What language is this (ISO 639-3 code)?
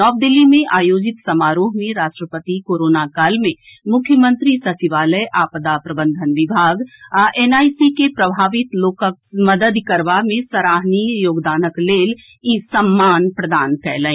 mai